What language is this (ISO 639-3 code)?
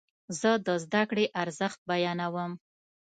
pus